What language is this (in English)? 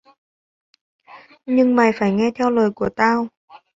Vietnamese